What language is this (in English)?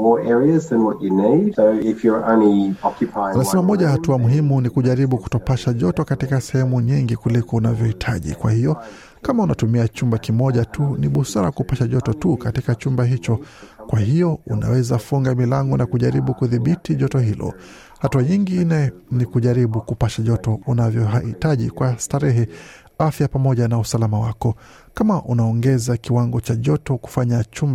Swahili